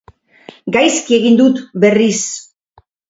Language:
Basque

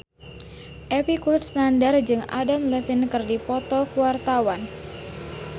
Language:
Sundanese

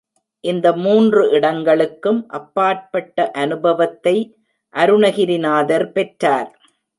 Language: Tamil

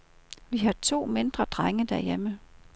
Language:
Danish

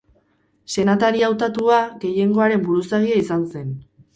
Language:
Basque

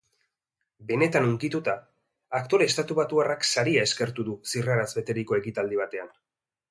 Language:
Basque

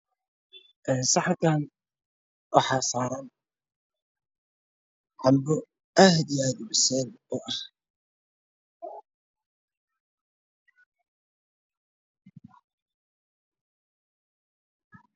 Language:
Somali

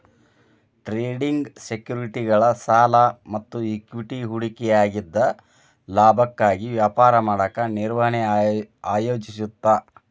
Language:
Kannada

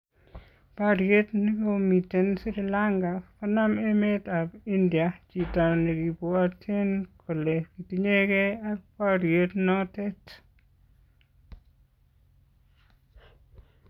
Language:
Kalenjin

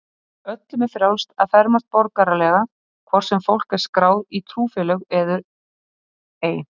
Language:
Icelandic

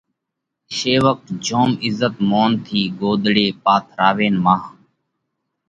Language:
Parkari Koli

